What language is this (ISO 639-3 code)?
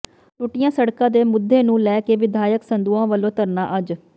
pan